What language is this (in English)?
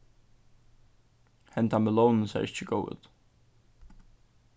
Faroese